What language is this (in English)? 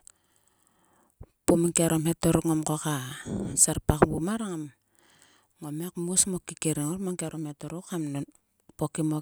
Sulka